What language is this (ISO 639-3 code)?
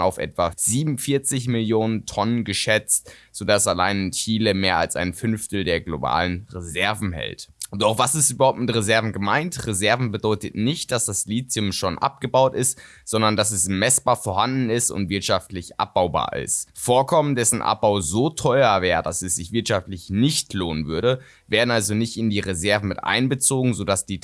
deu